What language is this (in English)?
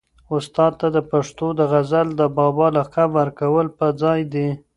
Pashto